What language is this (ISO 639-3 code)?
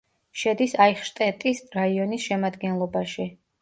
kat